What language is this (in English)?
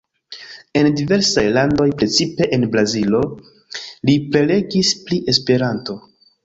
Esperanto